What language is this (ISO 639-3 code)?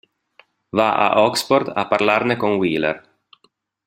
ita